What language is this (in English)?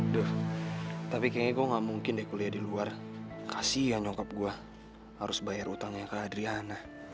Indonesian